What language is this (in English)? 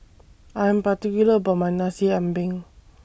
English